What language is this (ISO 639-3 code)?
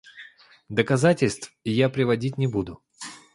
rus